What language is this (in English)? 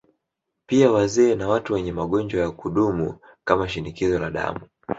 Swahili